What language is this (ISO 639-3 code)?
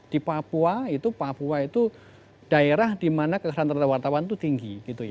ind